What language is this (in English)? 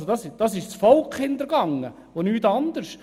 Swiss German